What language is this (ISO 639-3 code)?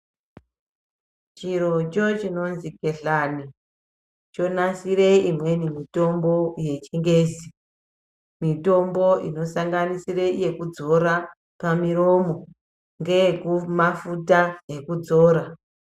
ndc